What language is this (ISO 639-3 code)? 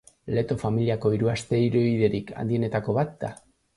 eus